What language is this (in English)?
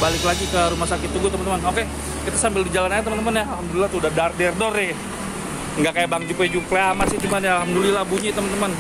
Indonesian